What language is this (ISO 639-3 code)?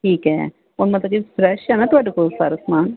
pan